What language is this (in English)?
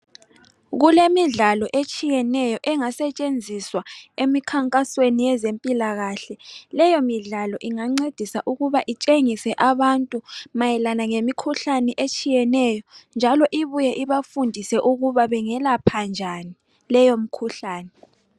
North Ndebele